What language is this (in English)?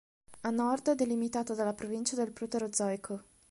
Italian